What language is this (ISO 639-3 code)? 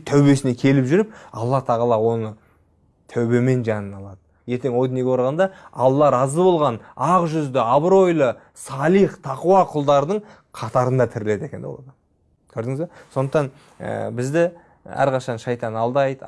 tur